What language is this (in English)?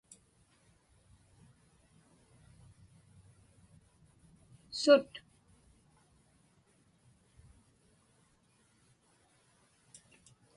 Inupiaq